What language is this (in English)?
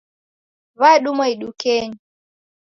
Taita